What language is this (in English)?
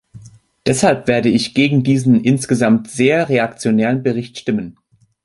German